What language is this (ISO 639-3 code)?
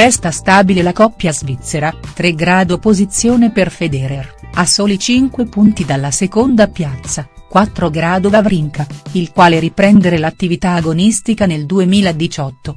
ita